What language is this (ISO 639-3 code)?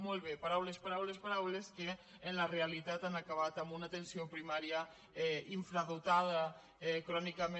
cat